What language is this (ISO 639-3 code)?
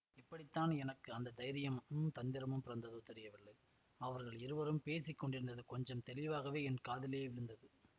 tam